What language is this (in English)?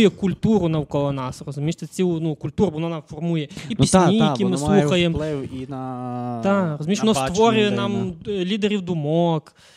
Ukrainian